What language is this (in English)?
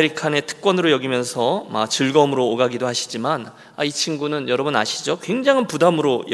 Korean